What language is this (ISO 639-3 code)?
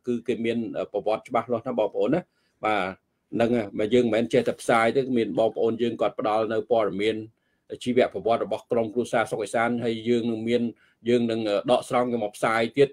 vie